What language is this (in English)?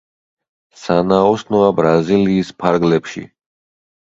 Georgian